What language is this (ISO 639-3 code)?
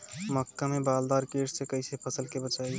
bho